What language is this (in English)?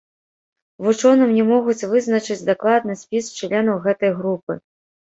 Belarusian